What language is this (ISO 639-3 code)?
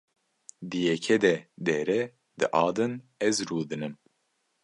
kur